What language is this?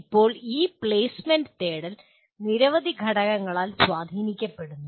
Malayalam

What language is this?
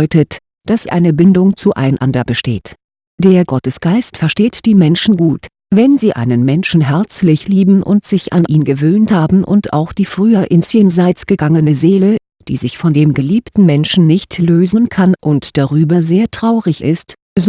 German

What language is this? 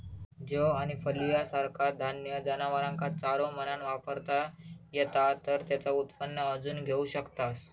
Marathi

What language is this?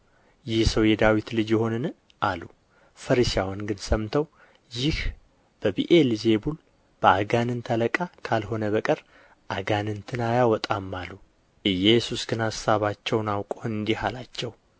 Amharic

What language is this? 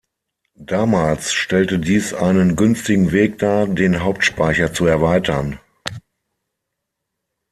German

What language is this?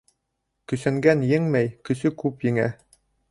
Bashkir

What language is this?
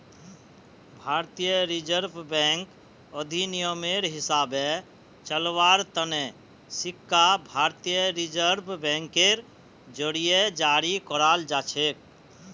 Magahi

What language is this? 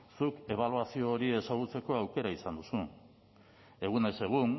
Basque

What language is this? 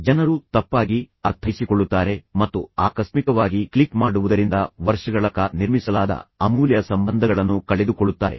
Kannada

